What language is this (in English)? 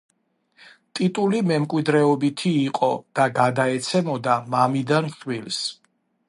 Georgian